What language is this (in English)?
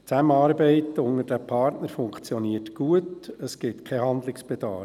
Swiss German